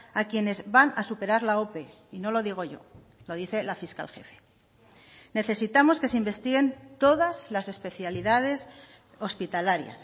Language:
Spanish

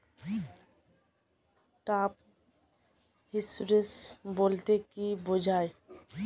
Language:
Bangla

